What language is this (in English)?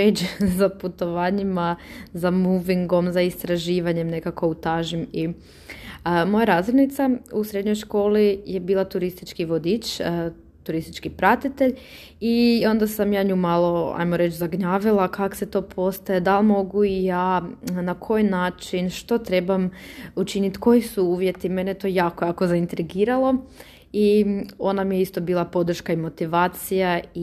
Croatian